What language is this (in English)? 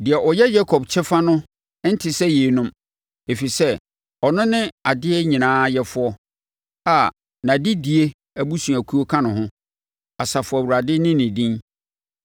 Akan